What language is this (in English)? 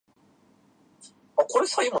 Japanese